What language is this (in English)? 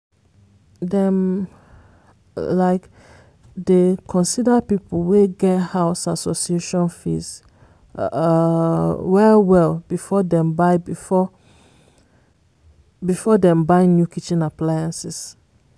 Nigerian Pidgin